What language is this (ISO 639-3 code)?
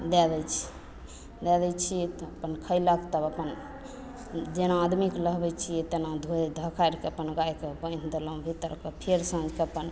mai